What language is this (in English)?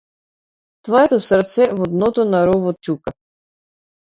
Macedonian